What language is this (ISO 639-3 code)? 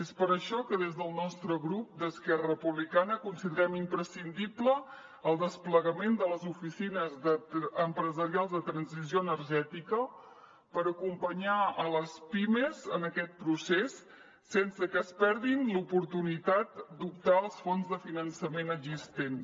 cat